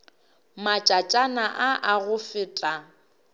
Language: Northern Sotho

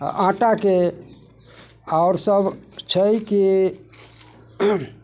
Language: Maithili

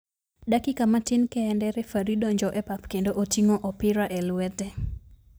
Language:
Luo (Kenya and Tanzania)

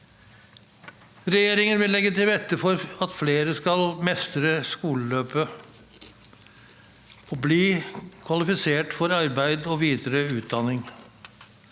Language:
Norwegian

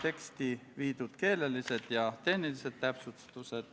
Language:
Estonian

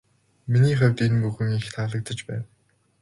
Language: Mongolian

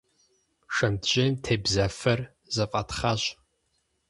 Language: Kabardian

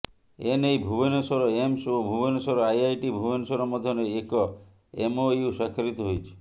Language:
Odia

